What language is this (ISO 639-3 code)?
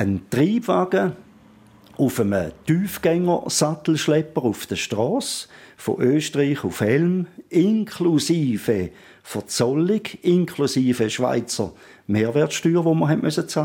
deu